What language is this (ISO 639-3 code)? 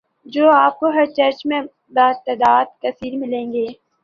urd